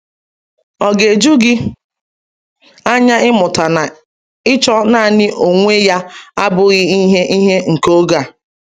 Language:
Igbo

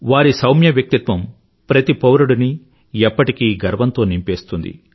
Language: Telugu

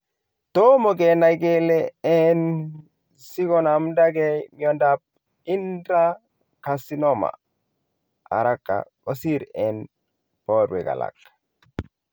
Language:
Kalenjin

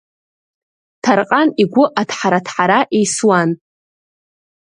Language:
Abkhazian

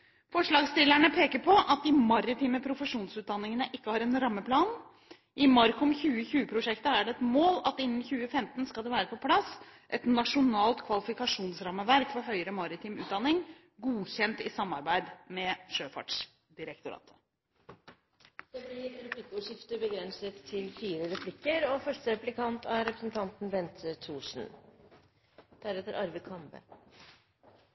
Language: Norwegian Bokmål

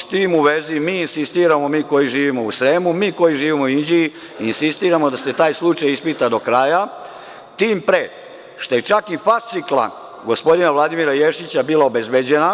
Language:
Serbian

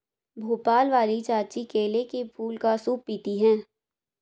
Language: Hindi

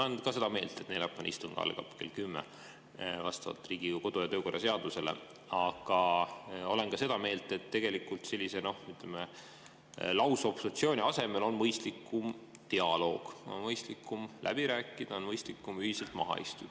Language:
Estonian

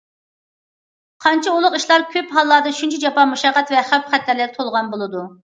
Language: Uyghur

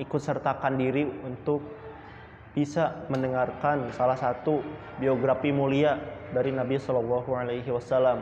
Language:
Indonesian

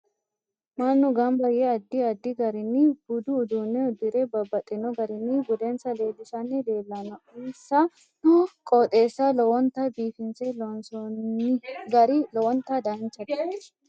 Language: Sidamo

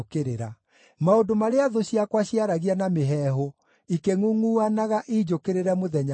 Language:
Kikuyu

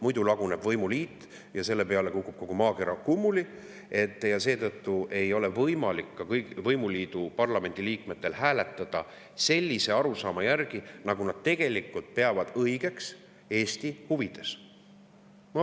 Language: Estonian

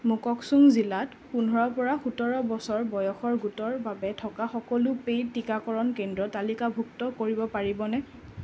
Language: Assamese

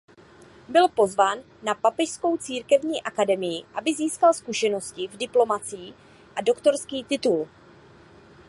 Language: Czech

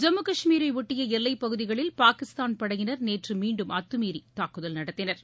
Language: Tamil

